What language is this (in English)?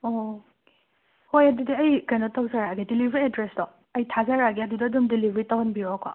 Manipuri